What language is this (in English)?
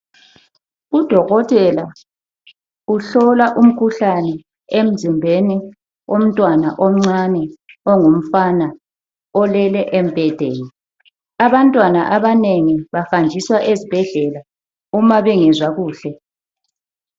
North Ndebele